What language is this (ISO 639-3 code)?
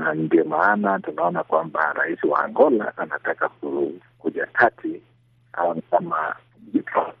swa